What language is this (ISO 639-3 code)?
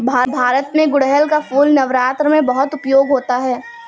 hin